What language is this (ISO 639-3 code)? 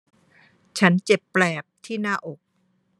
tha